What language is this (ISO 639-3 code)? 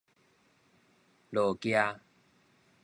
nan